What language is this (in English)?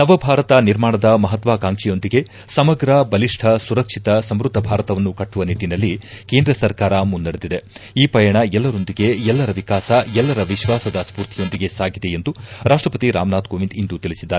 Kannada